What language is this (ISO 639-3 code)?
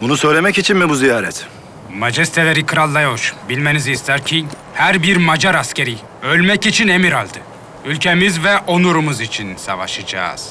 tur